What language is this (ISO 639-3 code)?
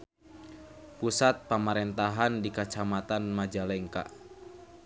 sun